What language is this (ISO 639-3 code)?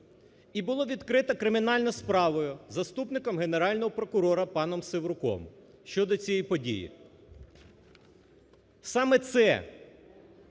ukr